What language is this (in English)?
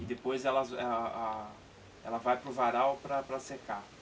Portuguese